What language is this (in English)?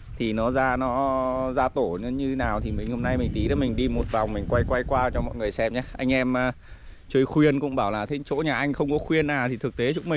Vietnamese